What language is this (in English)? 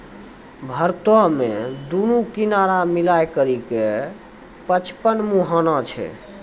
Maithili